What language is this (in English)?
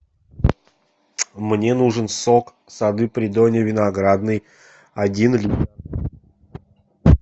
Russian